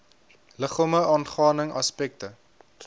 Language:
Afrikaans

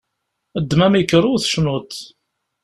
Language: Kabyle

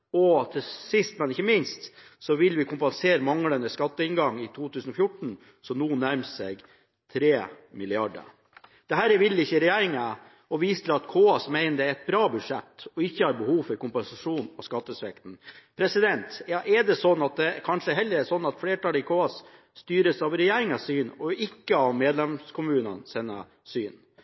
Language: Norwegian Bokmål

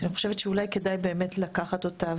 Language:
Hebrew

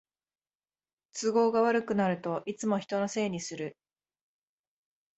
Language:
Japanese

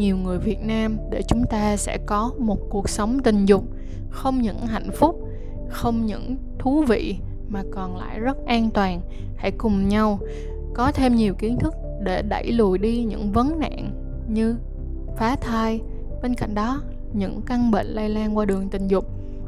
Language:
Vietnamese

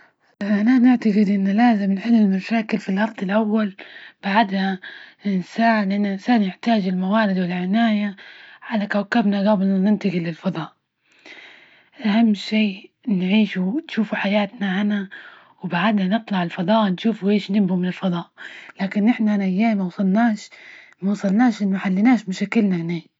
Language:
Libyan Arabic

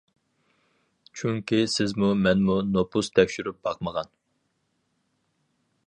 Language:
Uyghur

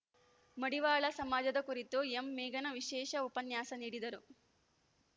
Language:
Kannada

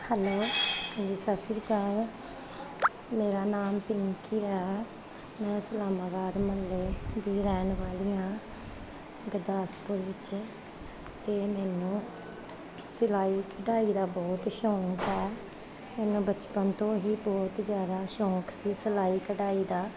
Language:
Punjabi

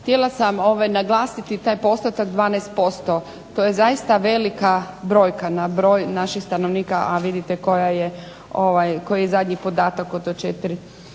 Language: Croatian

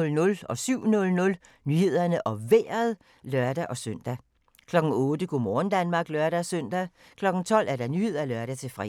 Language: Danish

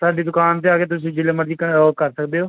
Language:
Punjabi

